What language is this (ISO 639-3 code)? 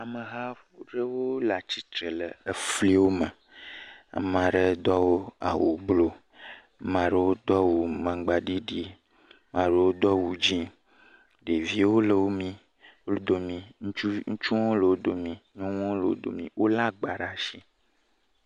ewe